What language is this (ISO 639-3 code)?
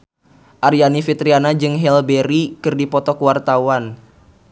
sun